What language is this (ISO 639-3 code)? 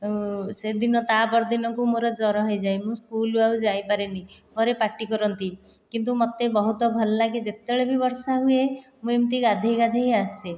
ori